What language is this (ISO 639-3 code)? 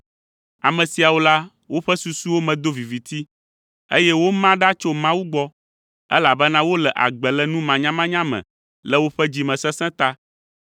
ewe